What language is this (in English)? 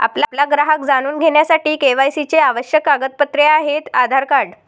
Marathi